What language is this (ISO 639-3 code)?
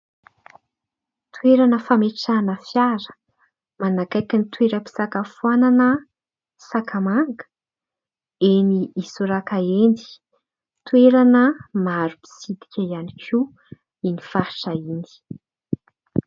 mlg